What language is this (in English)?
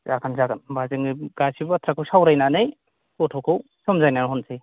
Bodo